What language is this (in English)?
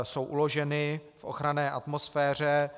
Czech